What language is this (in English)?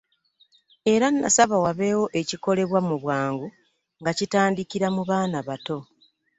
Ganda